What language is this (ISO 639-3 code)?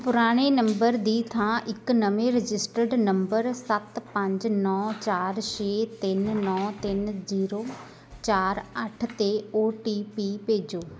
pan